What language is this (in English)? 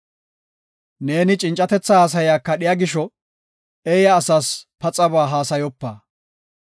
Gofa